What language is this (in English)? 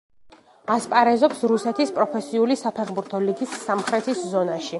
Georgian